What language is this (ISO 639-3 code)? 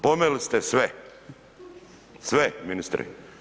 hrv